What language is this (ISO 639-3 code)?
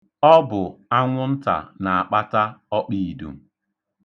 ibo